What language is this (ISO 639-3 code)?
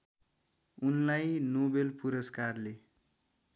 nep